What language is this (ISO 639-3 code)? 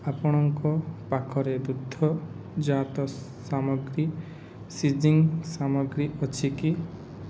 ori